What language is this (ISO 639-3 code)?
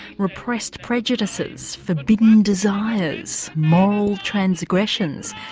eng